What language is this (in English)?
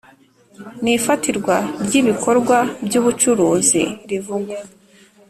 Kinyarwanda